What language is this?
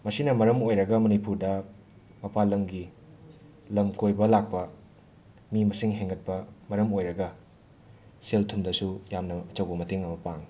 Manipuri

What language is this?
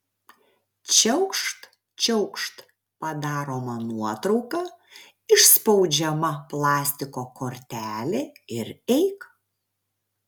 Lithuanian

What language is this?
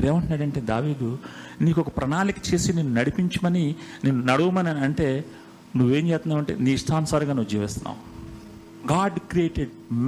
Telugu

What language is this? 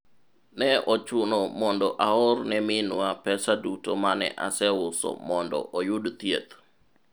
Luo (Kenya and Tanzania)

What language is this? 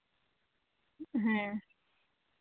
Santali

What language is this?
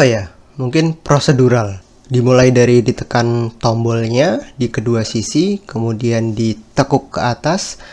Indonesian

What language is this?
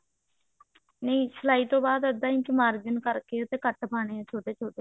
Punjabi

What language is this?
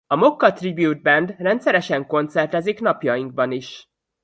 Hungarian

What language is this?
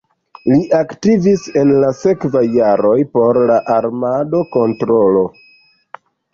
Esperanto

